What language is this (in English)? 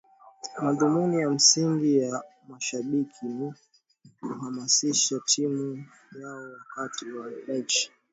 Swahili